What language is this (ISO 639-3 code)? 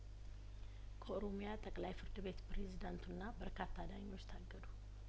amh